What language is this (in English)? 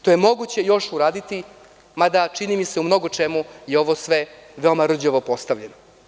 Serbian